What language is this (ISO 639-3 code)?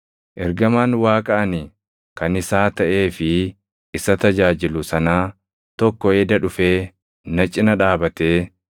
orm